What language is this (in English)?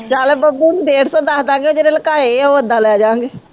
Punjabi